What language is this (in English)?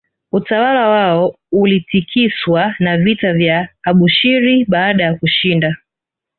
Swahili